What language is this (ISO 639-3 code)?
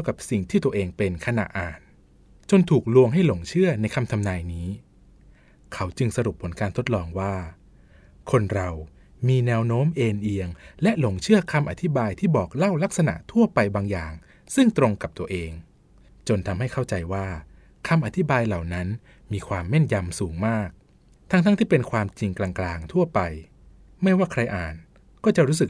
tha